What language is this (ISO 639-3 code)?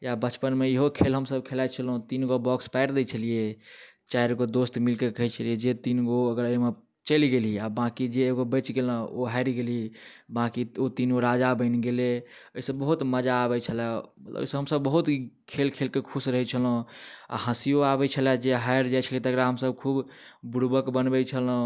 mai